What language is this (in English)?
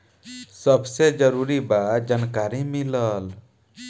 Bhojpuri